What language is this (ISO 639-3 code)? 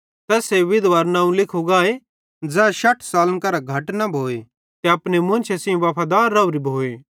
bhd